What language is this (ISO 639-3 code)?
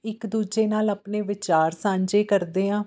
pan